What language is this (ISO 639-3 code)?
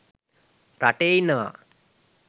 sin